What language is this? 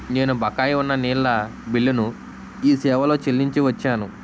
Telugu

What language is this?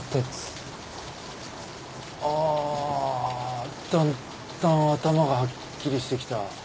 Japanese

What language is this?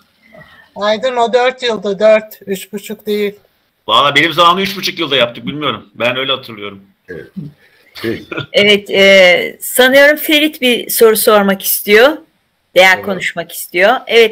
Turkish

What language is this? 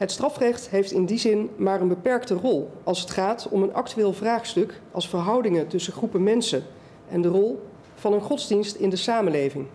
Dutch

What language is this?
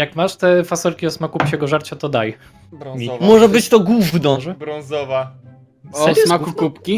Polish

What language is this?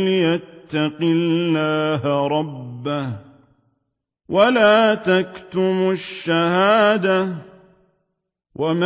Arabic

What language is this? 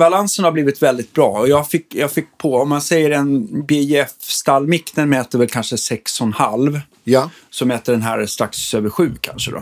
Swedish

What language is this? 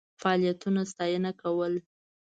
Pashto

